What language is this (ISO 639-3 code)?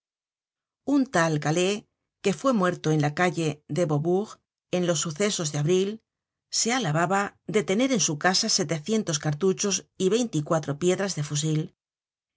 spa